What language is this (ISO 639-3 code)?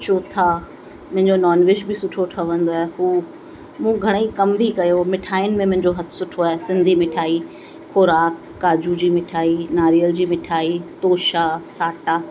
snd